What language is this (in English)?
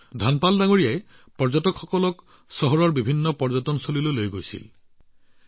Assamese